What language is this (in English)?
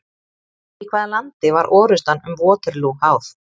Icelandic